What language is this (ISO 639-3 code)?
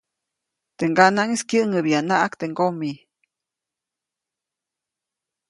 zoc